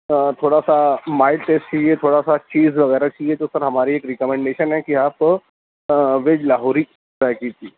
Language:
Urdu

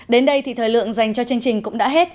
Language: Vietnamese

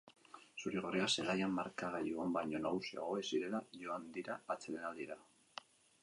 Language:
Basque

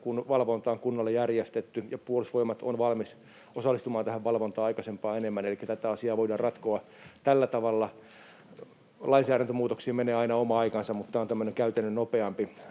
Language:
Finnish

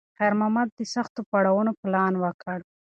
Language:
Pashto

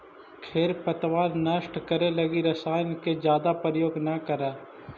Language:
Magahi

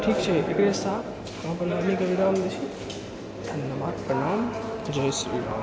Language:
Maithili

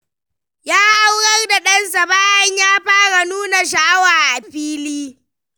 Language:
Hausa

